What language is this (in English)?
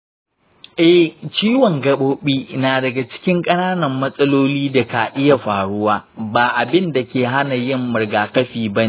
Hausa